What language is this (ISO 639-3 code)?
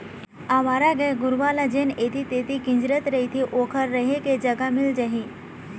hne